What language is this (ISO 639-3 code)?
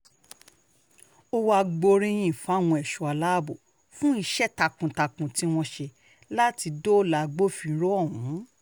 yor